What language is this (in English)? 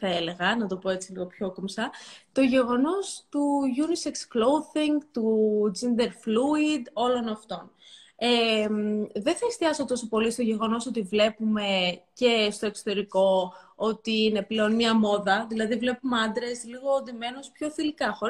Greek